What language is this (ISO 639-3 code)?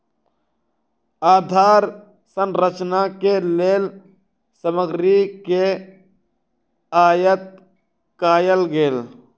mai